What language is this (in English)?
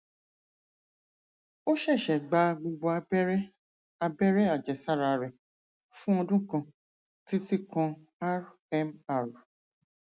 Yoruba